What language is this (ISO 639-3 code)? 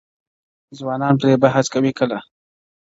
pus